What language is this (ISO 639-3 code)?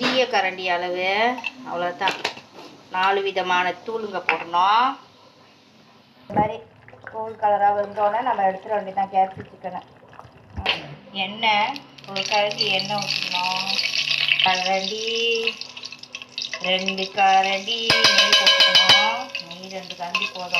ind